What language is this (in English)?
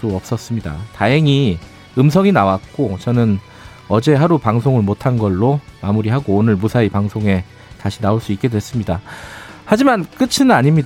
Korean